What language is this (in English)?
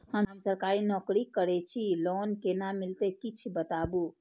Maithili